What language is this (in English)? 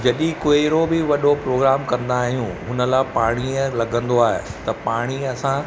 Sindhi